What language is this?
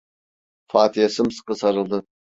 Turkish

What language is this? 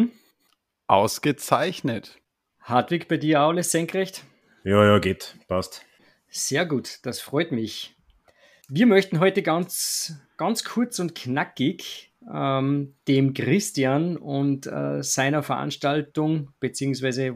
German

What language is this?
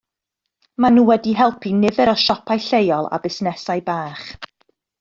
Welsh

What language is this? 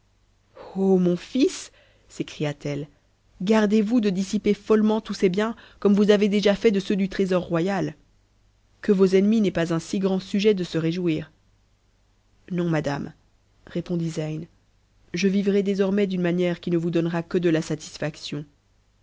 French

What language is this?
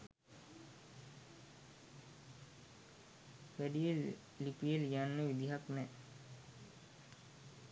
Sinhala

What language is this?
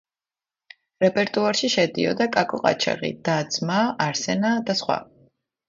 Georgian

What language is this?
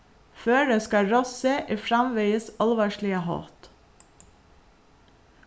Faroese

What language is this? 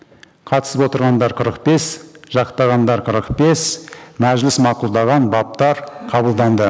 Kazakh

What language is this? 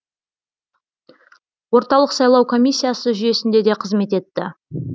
Kazakh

